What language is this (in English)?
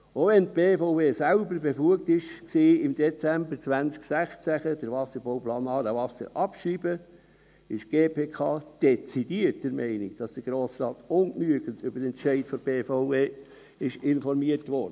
Swiss German